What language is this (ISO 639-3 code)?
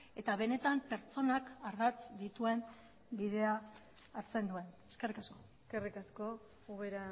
eus